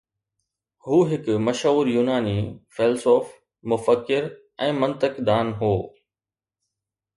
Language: Sindhi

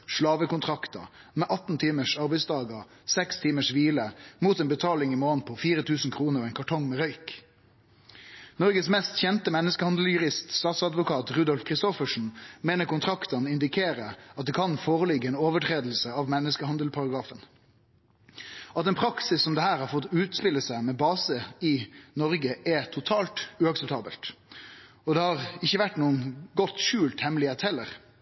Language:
Norwegian Nynorsk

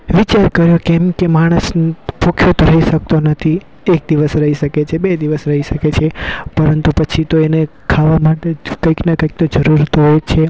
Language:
Gujarati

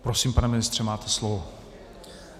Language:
Czech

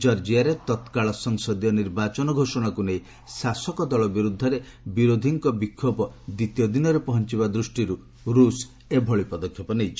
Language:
Odia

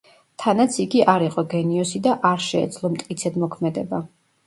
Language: Georgian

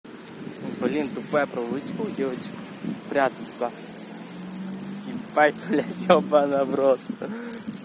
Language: Russian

